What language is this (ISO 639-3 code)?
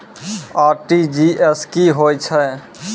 mai